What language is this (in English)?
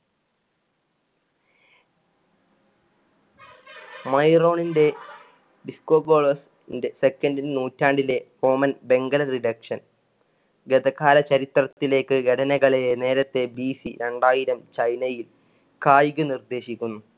Malayalam